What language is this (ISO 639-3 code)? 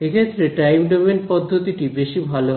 ben